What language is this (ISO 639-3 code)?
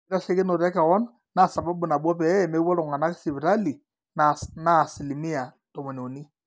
mas